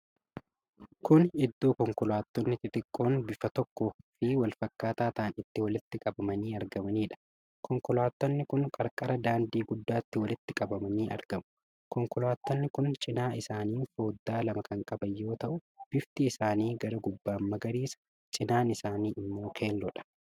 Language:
Oromo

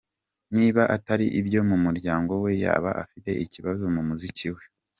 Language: Kinyarwanda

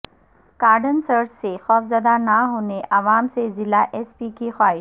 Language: Urdu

